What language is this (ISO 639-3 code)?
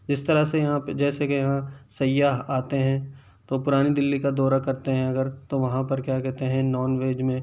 urd